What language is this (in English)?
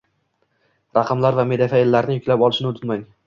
Uzbek